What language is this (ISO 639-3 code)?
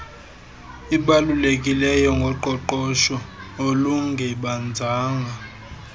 xho